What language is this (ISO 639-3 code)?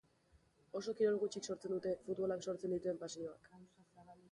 eus